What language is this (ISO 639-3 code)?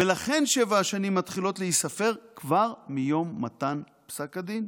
heb